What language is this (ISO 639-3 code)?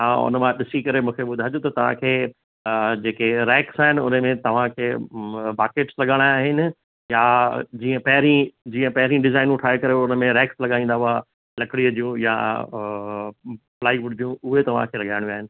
snd